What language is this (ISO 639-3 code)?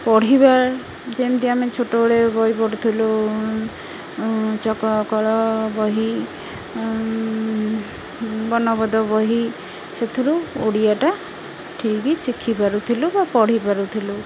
ori